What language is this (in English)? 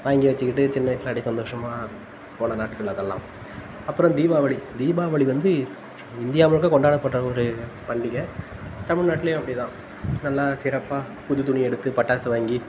Tamil